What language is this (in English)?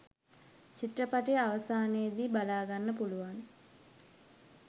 Sinhala